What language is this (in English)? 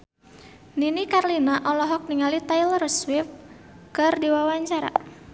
Sundanese